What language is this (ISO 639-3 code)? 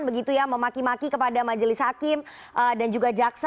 ind